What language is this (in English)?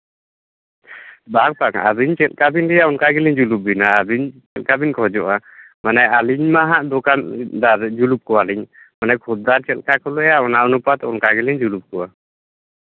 Santali